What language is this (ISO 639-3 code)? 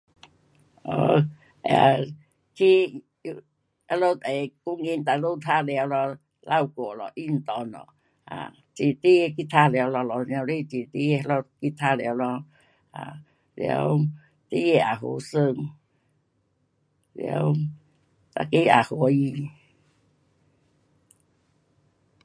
cpx